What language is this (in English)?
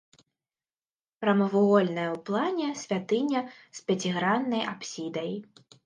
Belarusian